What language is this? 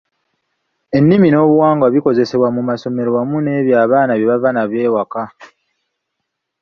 Ganda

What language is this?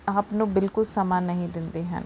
Punjabi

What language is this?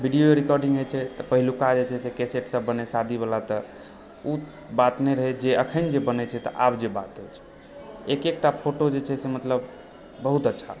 Maithili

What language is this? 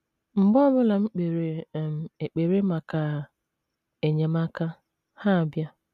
Igbo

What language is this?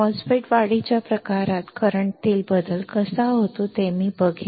Marathi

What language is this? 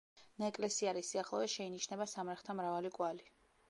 Georgian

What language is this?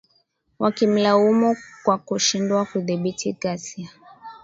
Swahili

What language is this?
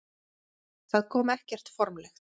Icelandic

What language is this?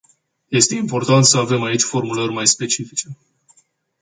Romanian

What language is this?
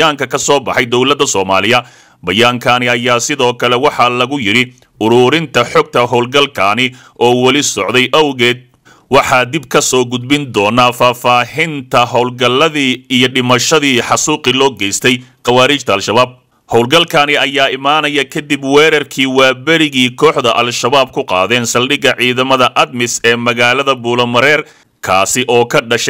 Arabic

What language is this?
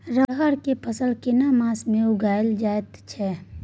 Maithili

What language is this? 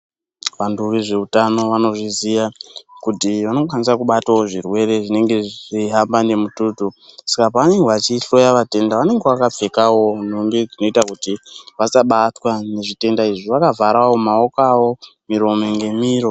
Ndau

